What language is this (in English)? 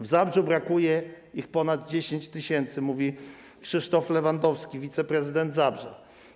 Polish